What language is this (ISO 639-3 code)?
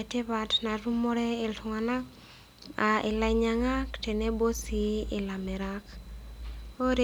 mas